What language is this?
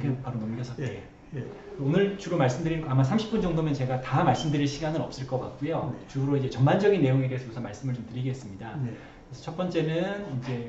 Korean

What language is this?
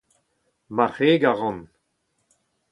Breton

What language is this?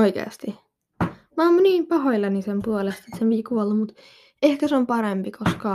Finnish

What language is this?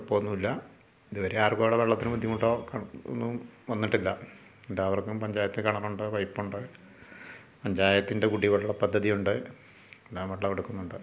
Malayalam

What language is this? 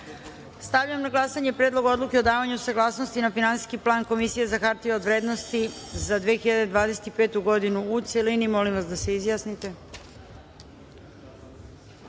Serbian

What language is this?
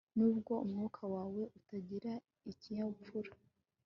Kinyarwanda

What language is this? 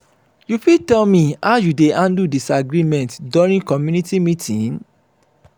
Nigerian Pidgin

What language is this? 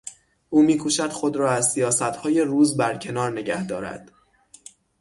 Persian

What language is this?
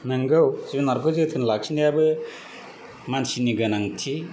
Bodo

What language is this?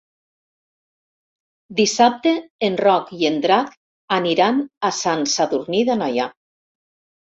Catalan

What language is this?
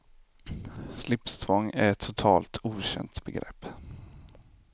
Swedish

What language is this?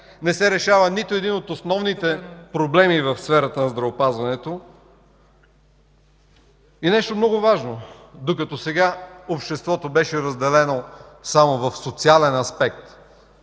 Bulgarian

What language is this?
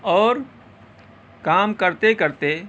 Urdu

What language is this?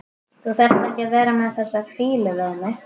Icelandic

